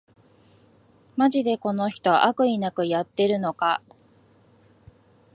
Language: Japanese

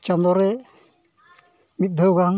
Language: Santali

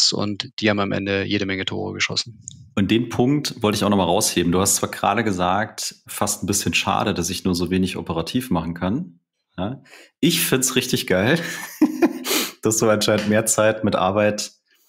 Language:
German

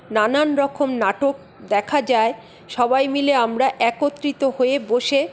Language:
Bangla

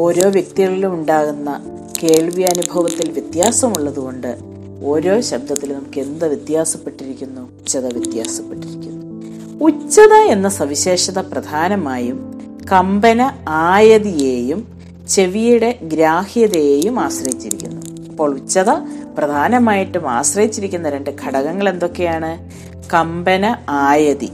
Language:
Malayalam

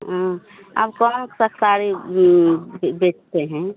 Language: Hindi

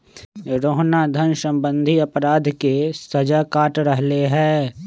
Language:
Magahi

